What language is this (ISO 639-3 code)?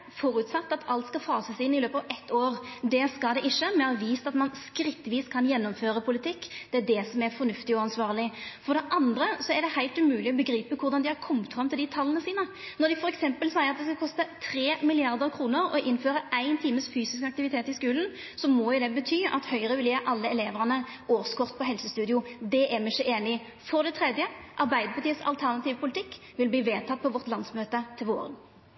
nno